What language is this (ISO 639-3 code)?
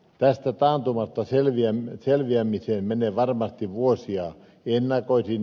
fin